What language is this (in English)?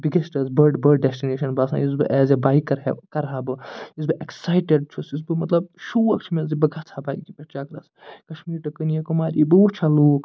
Kashmiri